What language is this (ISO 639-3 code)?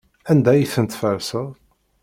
kab